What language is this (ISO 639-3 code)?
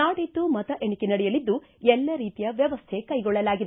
kan